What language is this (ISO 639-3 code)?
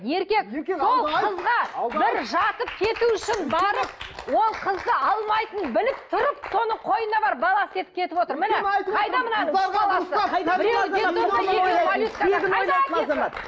kaz